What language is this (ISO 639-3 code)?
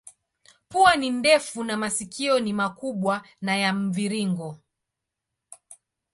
swa